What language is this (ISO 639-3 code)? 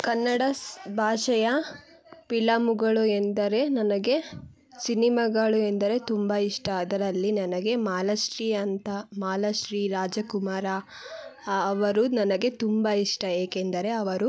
kan